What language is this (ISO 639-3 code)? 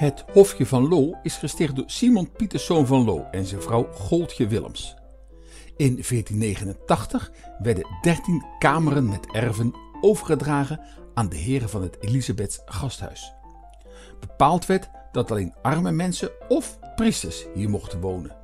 nld